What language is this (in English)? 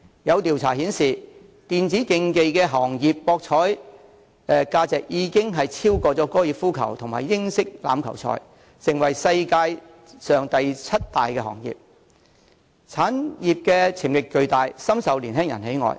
Cantonese